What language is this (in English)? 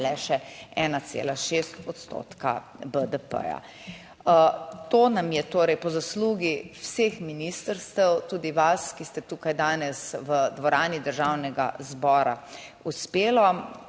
Slovenian